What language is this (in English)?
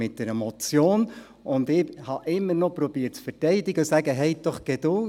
Swiss German